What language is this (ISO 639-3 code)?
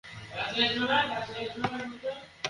ben